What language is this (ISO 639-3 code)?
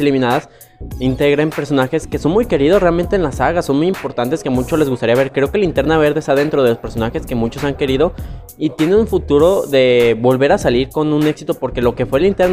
spa